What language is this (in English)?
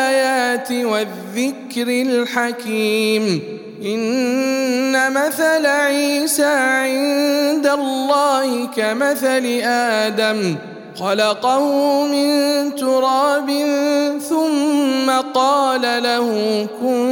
Arabic